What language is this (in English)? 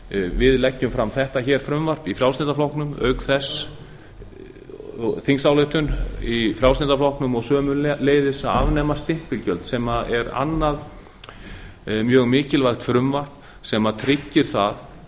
Icelandic